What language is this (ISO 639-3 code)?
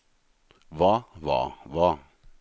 nor